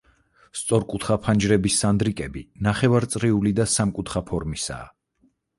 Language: Georgian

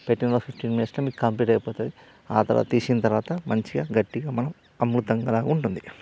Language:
Telugu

